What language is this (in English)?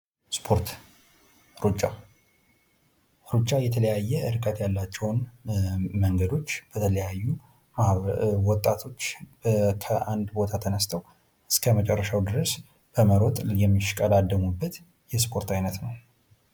Amharic